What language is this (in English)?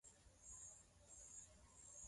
Swahili